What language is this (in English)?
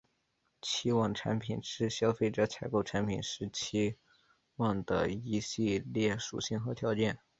Chinese